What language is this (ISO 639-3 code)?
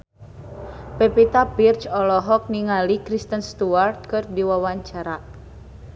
sun